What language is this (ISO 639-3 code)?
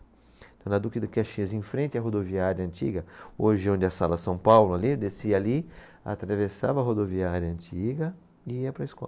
por